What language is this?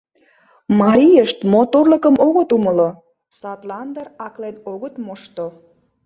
Mari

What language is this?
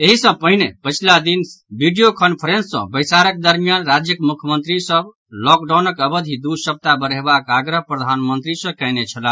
Maithili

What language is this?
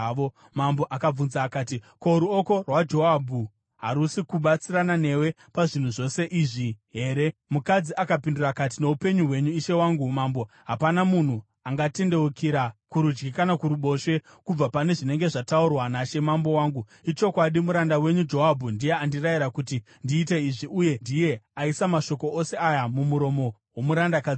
Shona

